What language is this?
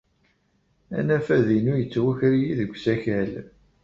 Kabyle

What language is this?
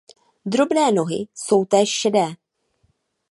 Czech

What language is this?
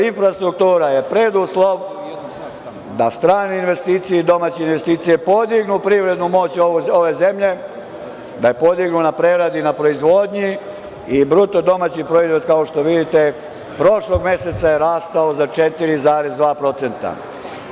Serbian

